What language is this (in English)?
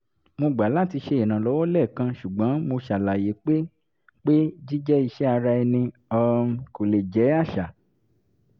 Yoruba